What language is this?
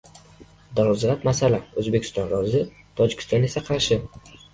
Uzbek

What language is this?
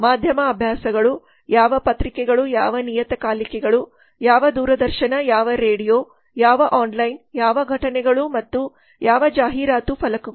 Kannada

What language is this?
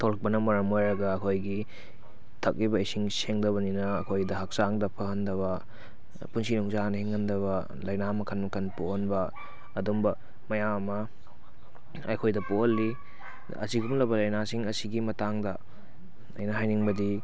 Manipuri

